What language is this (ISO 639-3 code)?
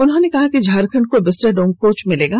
hin